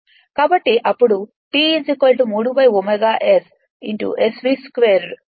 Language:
Telugu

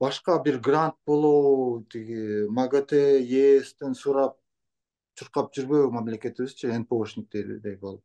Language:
Turkish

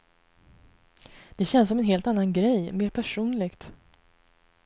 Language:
Swedish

